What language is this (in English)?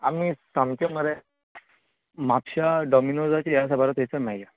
Konkani